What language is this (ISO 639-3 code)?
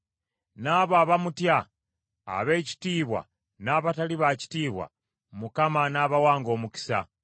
lug